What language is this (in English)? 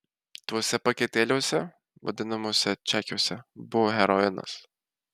Lithuanian